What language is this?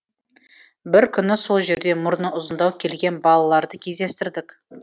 Kazakh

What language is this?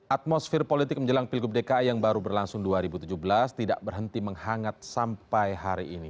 Indonesian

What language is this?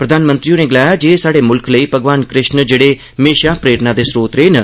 Dogri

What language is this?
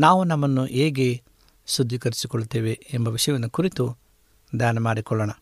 Kannada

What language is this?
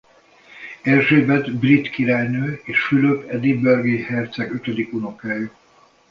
Hungarian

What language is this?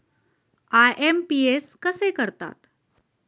Marathi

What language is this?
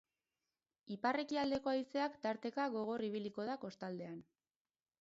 Basque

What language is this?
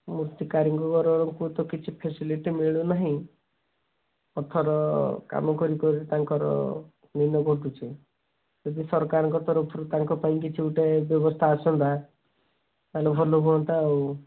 Odia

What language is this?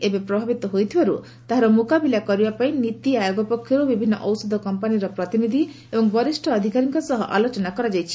Odia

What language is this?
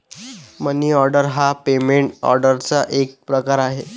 Marathi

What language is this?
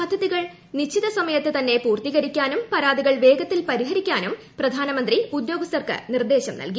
Malayalam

